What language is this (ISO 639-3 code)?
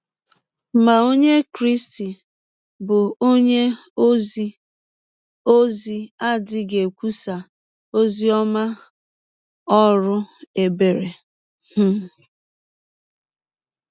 ibo